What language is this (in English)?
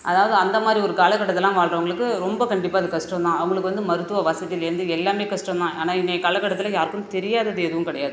Tamil